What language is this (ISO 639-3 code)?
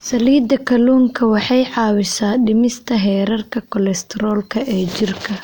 som